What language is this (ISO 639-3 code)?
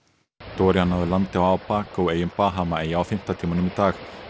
isl